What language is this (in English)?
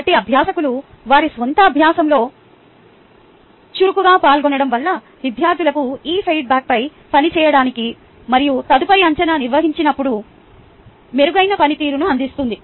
Telugu